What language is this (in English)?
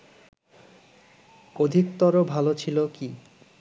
Bangla